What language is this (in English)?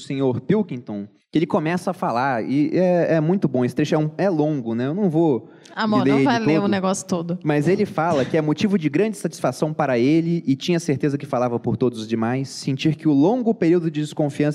Portuguese